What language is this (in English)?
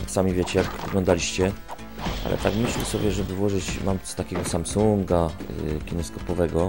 Polish